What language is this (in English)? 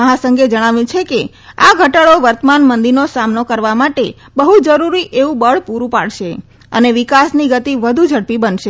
Gujarati